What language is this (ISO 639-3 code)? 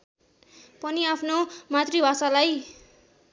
nep